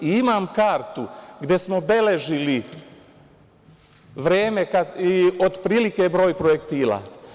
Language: Serbian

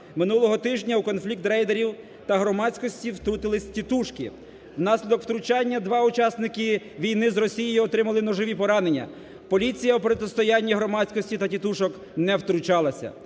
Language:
Ukrainian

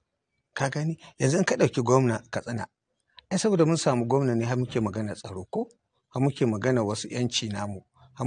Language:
Arabic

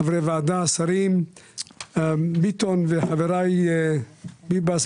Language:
Hebrew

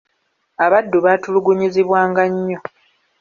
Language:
Ganda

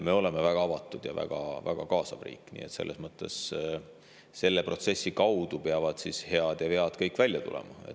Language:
Estonian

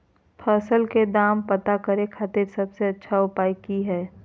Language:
Magahi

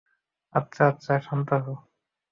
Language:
Bangla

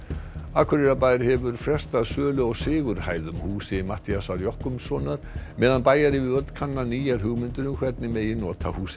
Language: Icelandic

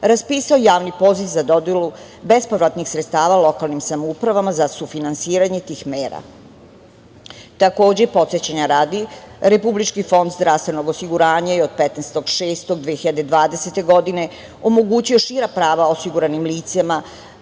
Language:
Serbian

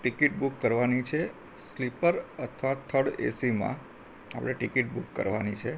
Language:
Gujarati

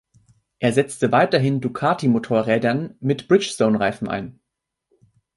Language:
German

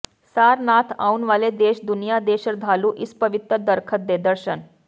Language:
Punjabi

